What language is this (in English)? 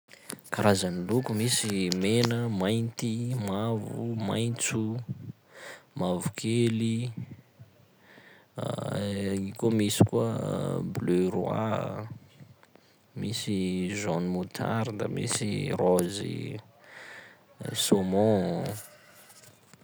Sakalava Malagasy